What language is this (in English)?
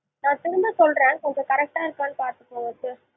Tamil